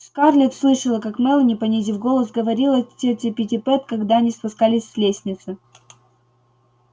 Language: Russian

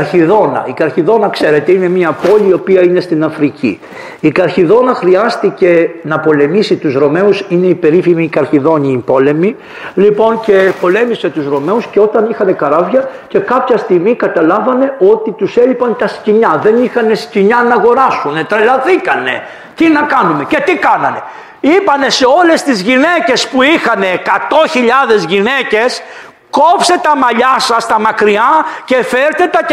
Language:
Greek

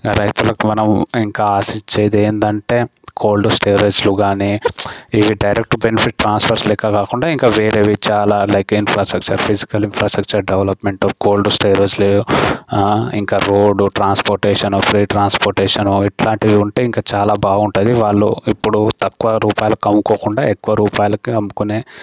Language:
Telugu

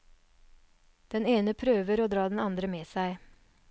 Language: Norwegian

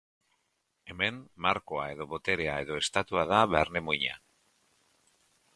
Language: Basque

